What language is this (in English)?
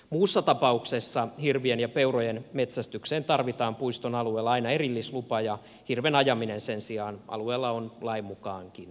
Finnish